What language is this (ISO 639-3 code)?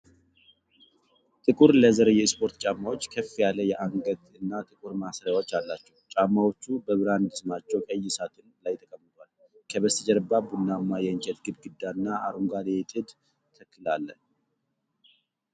amh